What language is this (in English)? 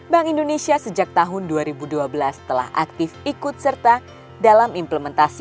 Indonesian